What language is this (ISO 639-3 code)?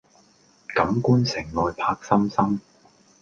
yue